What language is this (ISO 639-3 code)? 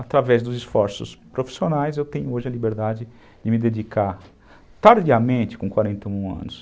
por